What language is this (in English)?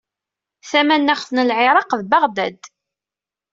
Kabyle